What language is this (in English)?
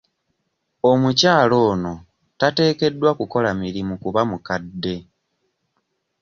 Ganda